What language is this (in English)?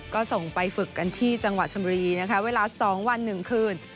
Thai